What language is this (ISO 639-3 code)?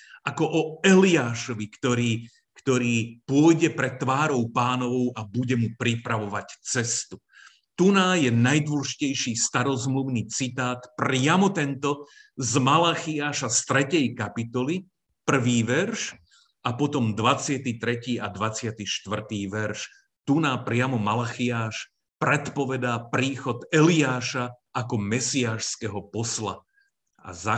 slk